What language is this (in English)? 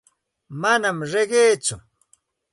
Santa Ana de Tusi Pasco Quechua